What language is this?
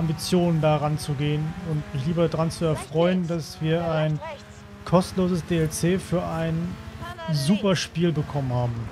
German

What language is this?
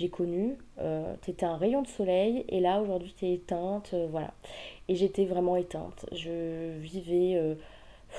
French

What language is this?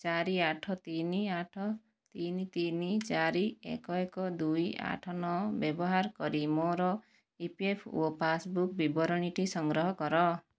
Odia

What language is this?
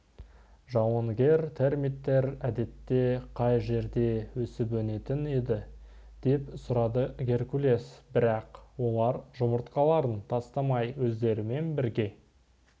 Kazakh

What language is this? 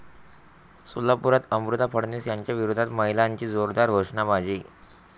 Marathi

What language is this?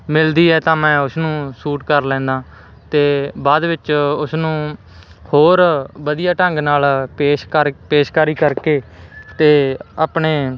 Punjabi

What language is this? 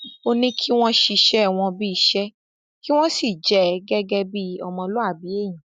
Yoruba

